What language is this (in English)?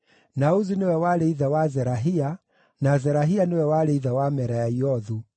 Kikuyu